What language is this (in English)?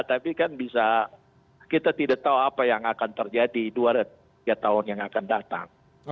Indonesian